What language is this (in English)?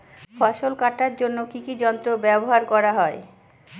Bangla